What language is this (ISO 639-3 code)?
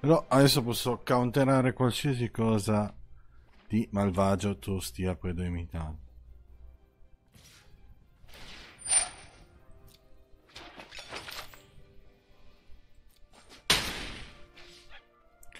ita